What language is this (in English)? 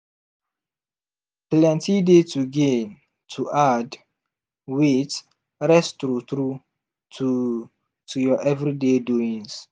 Nigerian Pidgin